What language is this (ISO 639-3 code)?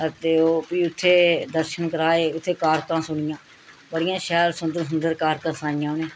doi